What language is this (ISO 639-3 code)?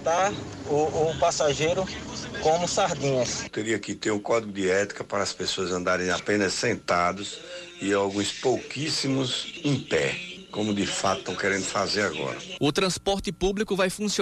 por